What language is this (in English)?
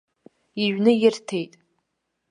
Abkhazian